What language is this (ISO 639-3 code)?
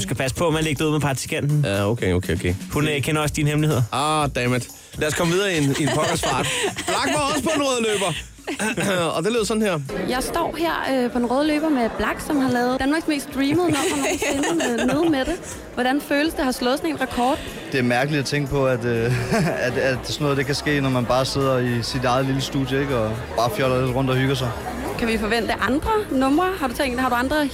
dan